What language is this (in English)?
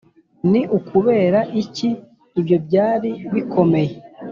Kinyarwanda